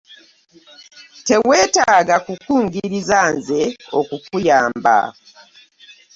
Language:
Ganda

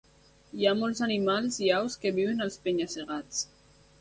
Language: Catalan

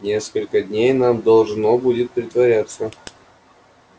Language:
Russian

